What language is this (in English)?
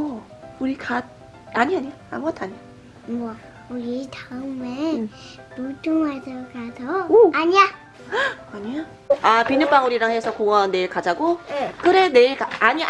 Korean